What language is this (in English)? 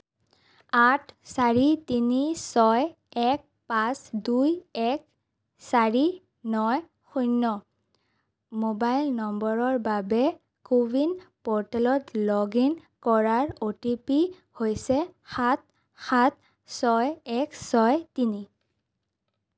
Assamese